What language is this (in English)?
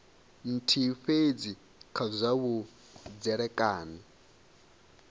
Venda